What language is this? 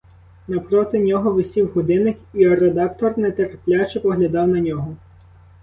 Ukrainian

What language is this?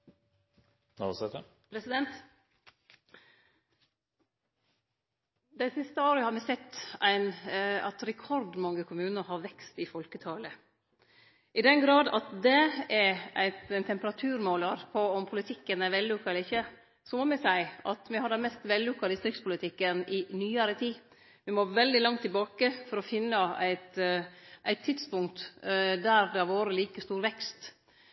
Norwegian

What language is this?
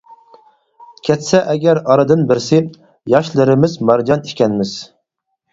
Uyghur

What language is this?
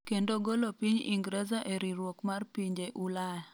Luo (Kenya and Tanzania)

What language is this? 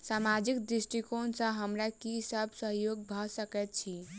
Maithili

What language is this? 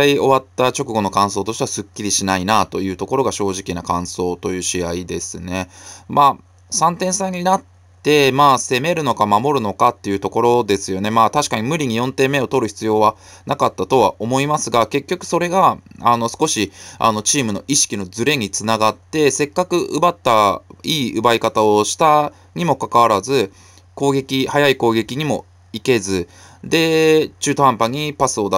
Japanese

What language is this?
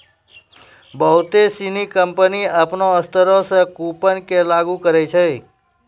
Maithili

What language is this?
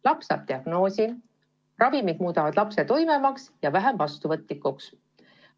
Estonian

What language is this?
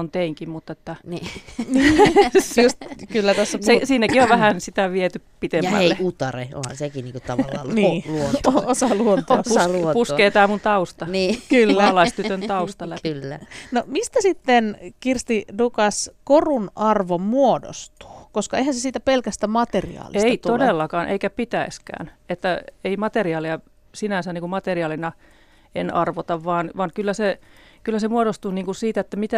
Finnish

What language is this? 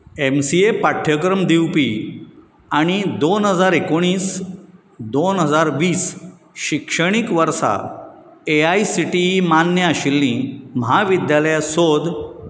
Konkani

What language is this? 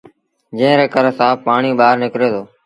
Sindhi Bhil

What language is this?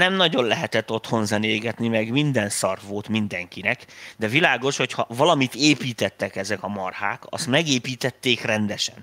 Hungarian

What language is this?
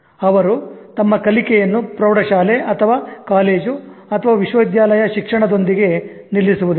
Kannada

